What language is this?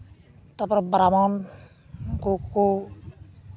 Santali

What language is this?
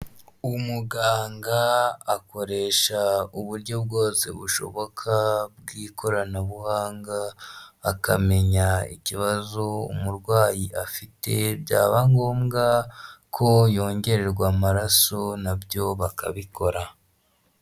Kinyarwanda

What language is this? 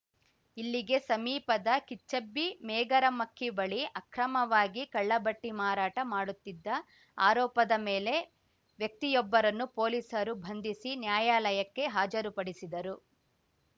Kannada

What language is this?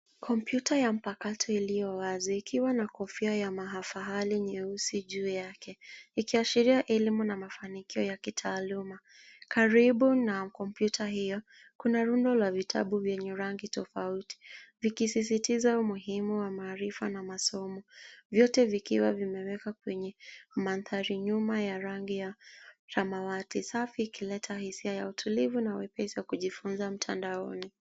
Swahili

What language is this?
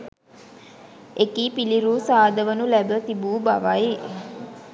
Sinhala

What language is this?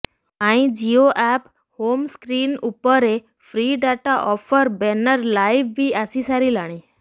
Odia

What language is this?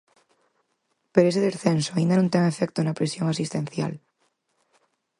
Galician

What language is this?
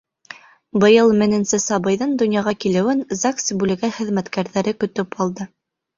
Bashkir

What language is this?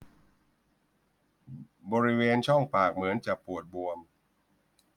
Thai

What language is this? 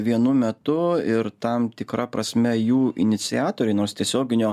Lithuanian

